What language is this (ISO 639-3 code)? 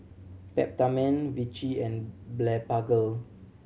eng